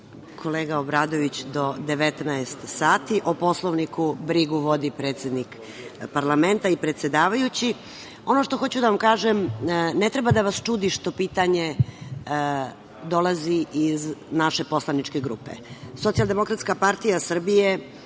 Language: Serbian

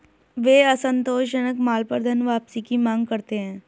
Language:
Hindi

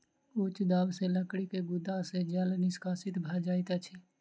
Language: Maithili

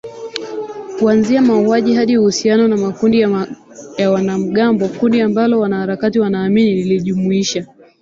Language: Swahili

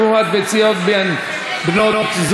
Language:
Hebrew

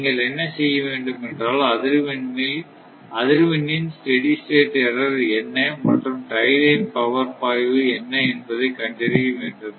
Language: Tamil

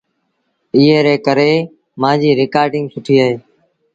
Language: Sindhi Bhil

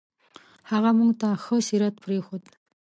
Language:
Pashto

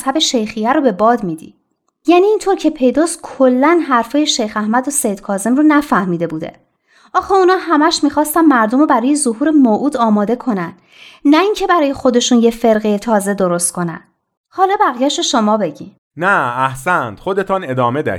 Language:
Persian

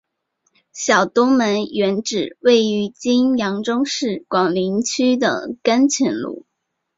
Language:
Chinese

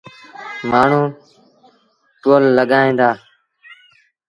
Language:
Sindhi Bhil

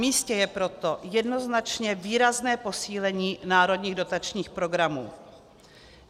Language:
Czech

